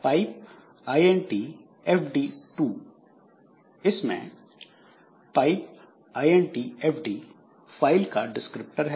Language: Hindi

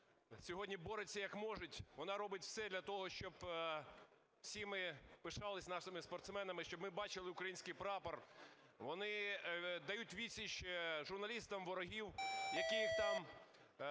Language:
Ukrainian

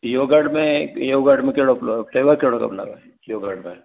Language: Sindhi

